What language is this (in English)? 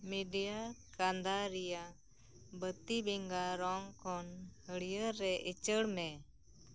Santali